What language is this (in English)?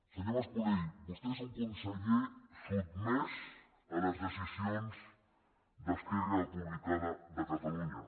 Catalan